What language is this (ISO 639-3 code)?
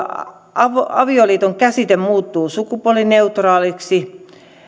fin